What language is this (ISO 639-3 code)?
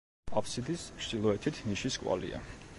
kat